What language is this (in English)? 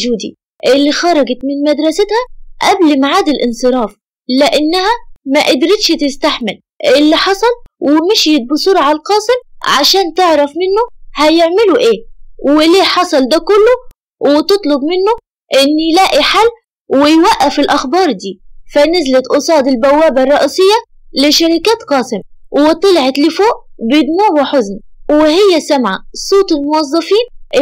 Arabic